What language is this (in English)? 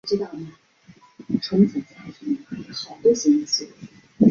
Chinese